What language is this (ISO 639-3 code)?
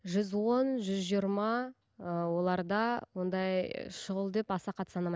kaz